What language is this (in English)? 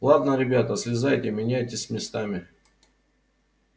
Russian